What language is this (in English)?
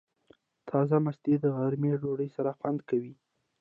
Pashto